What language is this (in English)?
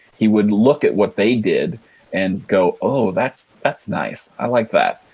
English